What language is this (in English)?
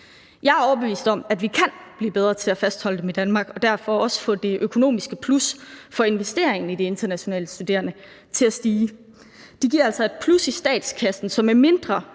Danish